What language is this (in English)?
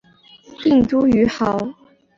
Chinese